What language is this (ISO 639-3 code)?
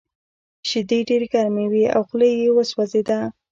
pus